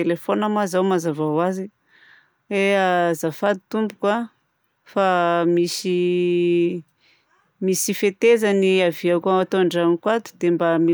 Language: Southern Betsimisaraka Malagasy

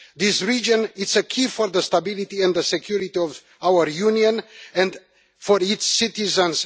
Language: English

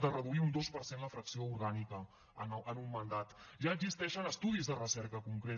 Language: Catalan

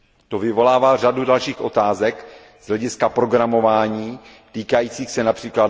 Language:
Czech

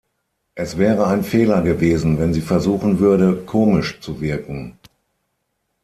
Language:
German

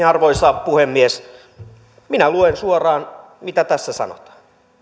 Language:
Finnish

